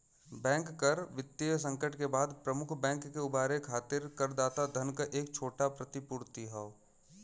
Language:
Bhojpuri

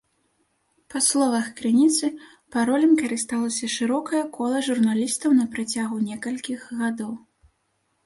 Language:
Belarusian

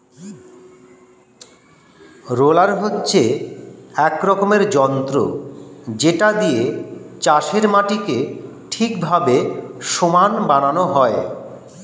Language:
Bangla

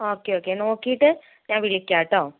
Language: Malayalam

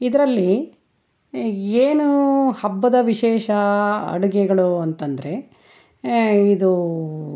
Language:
Kannada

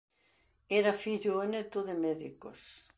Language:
Galician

